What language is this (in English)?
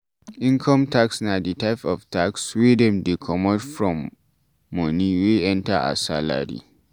Nigerian Pidgin